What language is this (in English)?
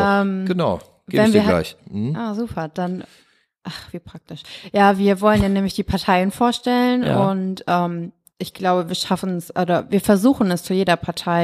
German